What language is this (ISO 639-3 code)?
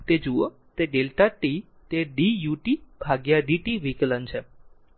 guj